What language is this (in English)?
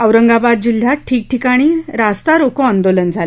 Marathi